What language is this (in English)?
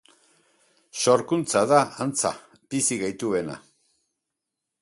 Basque